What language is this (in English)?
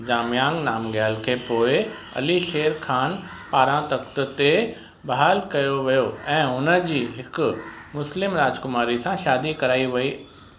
Sindhi